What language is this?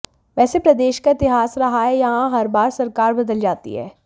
Hindi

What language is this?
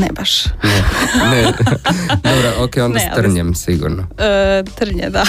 Croatian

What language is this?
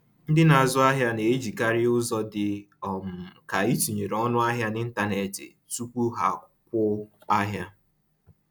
Igbo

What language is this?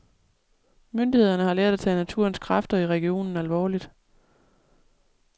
Danish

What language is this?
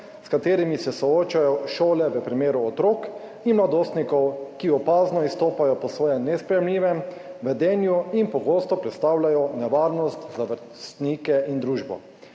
Slovenian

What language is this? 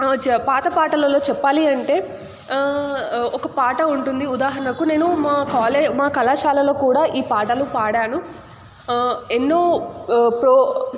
Telugu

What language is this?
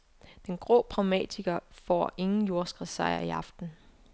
Danish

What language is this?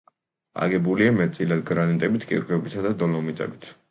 Georgian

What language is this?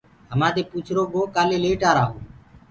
Gurgula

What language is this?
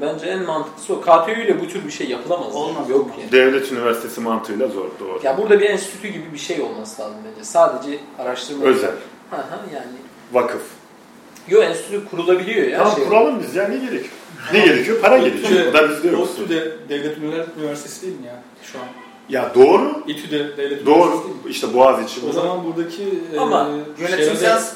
Turkish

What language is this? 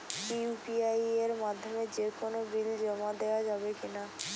Bangla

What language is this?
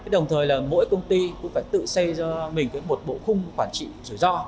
Vietnamese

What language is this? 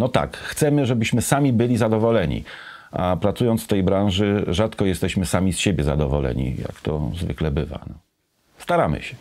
Polish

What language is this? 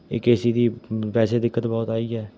Punjabi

